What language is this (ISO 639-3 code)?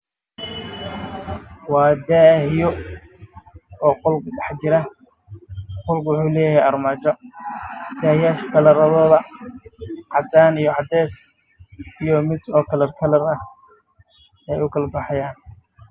som